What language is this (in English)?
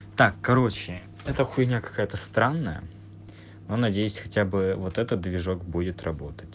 Russian